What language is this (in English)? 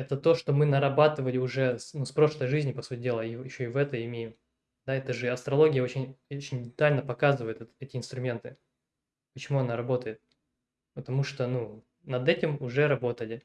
Russian